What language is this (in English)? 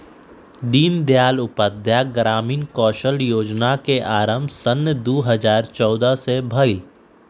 Magahi